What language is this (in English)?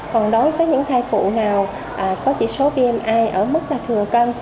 Vietnamese